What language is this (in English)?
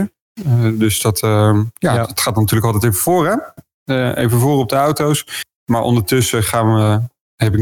Dutch